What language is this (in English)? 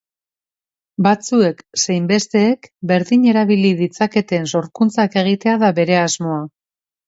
Basque